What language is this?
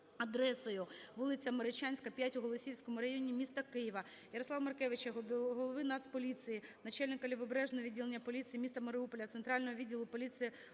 Ukrainian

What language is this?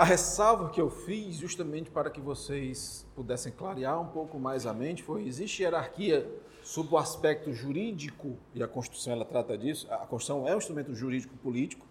Portuguese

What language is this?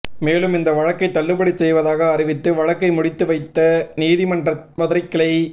Tamil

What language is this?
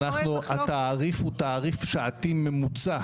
Hebrew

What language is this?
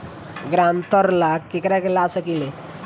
Bhojpuri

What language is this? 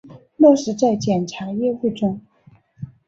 Chinese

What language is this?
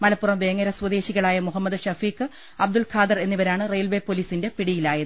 Malayalam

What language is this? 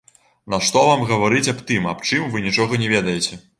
Belarusian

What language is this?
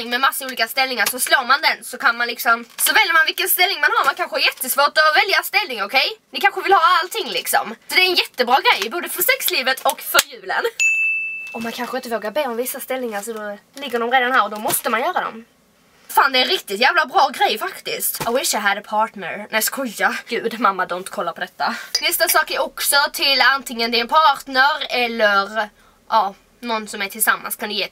Swedish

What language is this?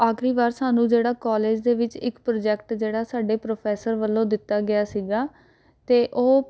Punjabi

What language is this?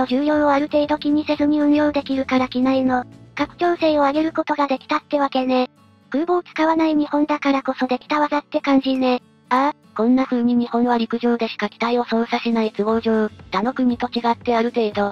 Japanese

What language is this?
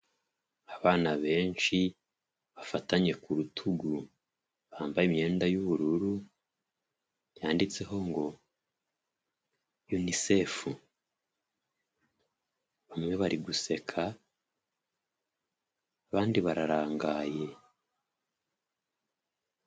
Kinyarwanda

